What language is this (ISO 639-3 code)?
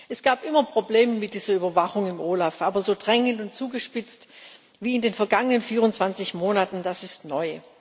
deu